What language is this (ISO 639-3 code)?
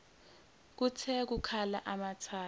zul